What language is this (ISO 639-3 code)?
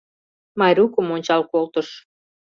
chm